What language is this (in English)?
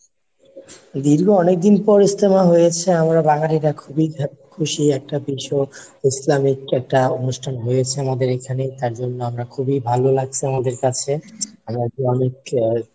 Bangla